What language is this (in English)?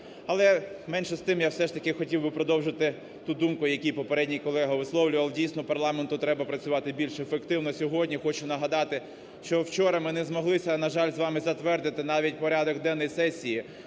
Ukrainian